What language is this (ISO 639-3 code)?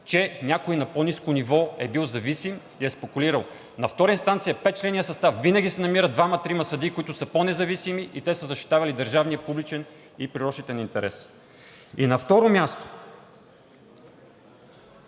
bul